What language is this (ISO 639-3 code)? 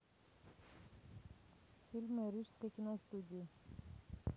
rus